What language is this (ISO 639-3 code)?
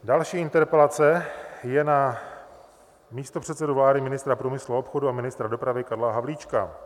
ces